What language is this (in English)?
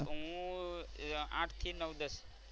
Gujarati